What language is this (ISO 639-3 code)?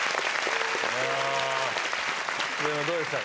jpn